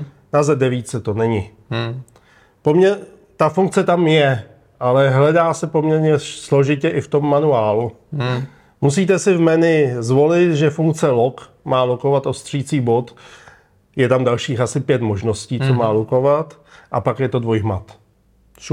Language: Czech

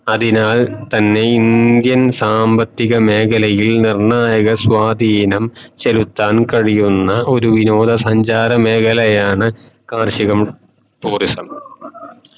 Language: Malayalam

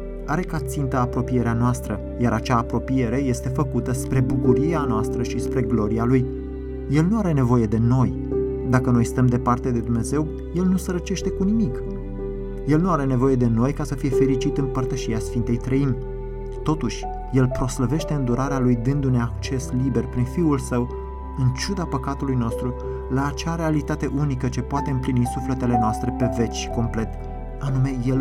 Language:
Romanian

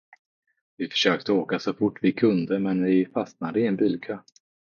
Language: Swedish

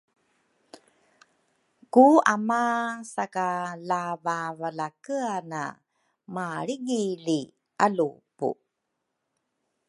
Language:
Rukai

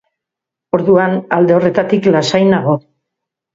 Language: Basque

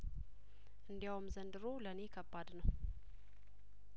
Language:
Amharic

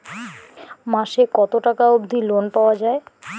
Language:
Bangla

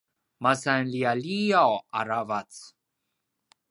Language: Paiwan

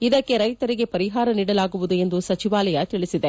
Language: Kannada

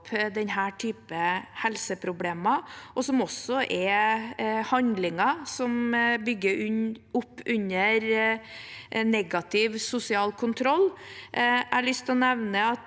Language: Norwegian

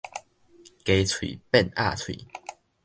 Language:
Min Nan Chinese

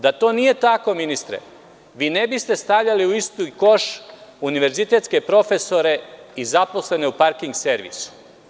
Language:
Serbian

